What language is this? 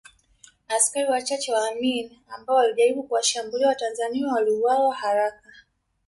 Swahili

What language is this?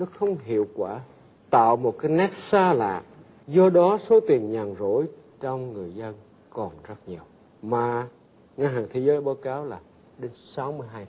Vietnamese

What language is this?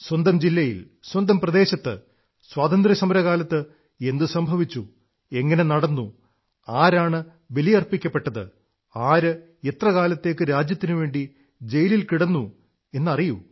Malayalam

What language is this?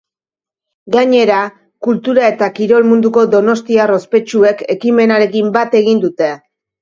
Basque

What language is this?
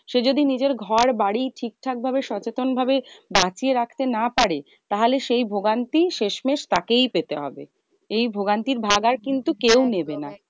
Bangla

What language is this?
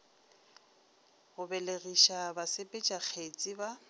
Northern Sotho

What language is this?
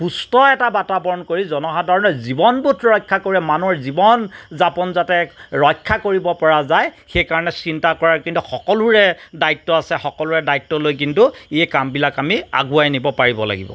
Assamese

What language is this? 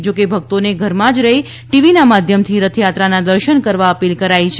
Gujarati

